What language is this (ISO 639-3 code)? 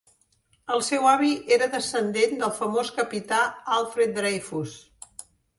cat